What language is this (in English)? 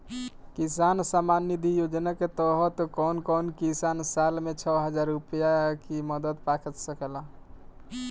Bhojpuri